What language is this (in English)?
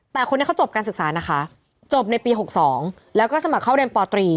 Thai